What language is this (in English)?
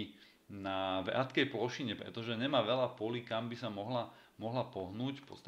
Slovak